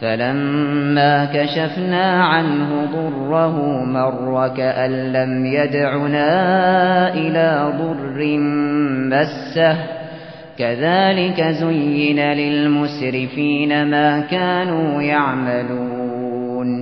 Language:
Arabic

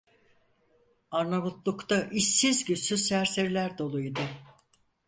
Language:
Turkish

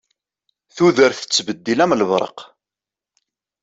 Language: Kabyle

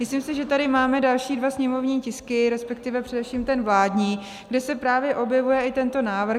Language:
Czech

